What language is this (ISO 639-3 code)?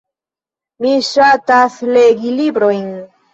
epo